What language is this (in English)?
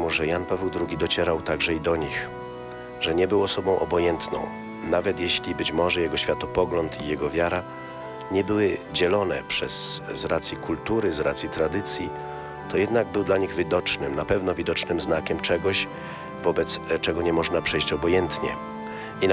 Polish